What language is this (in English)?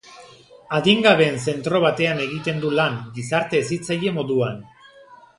Basque